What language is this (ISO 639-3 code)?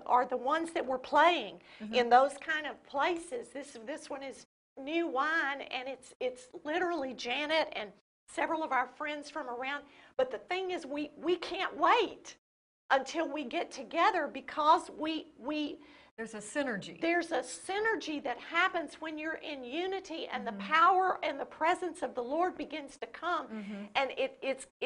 eng